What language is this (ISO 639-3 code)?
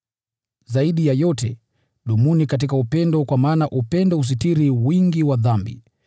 swa